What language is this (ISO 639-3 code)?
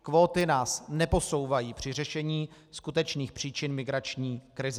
ces